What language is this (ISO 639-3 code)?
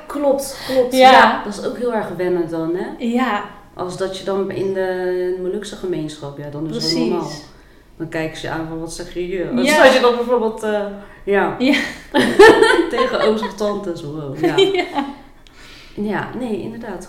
nld